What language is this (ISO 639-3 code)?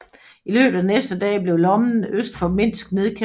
dan